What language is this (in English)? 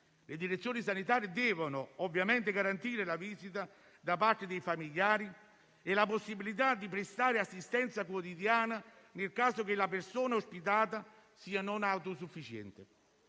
Italian